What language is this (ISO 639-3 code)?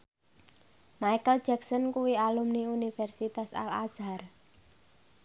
jav